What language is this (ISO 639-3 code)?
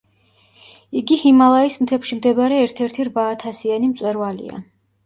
kat